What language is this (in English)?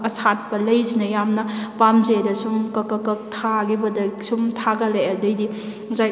Manipuri